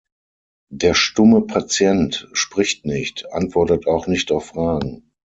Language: German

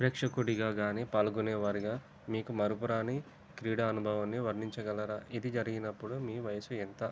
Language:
Telugu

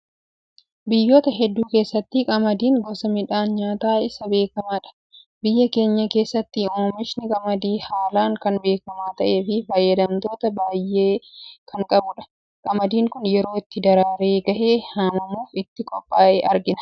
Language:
Oromo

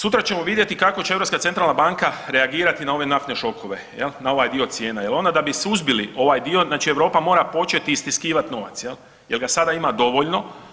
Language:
Croatian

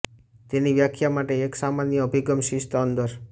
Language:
Gujarati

